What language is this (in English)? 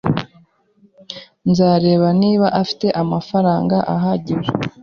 Kinyarwanda